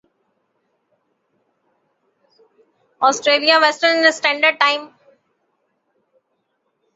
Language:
Urdu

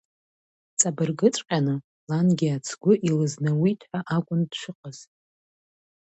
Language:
Abkhazian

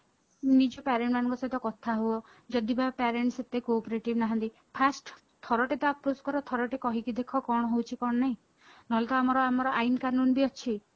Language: Odia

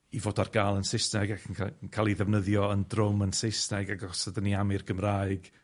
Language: Welsh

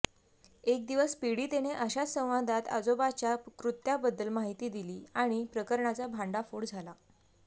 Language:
Marathi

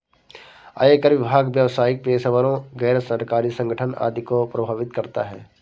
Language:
Hindi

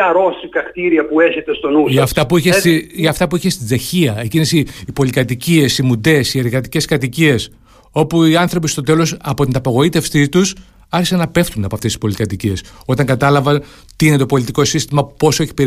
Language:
Greek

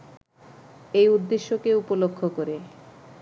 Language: Bangla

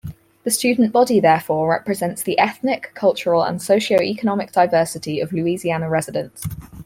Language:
English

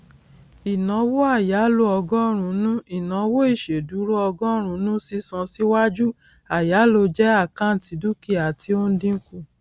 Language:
Yoruba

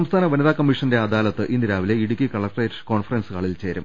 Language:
Malayalam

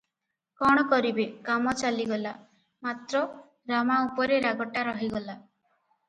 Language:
Odia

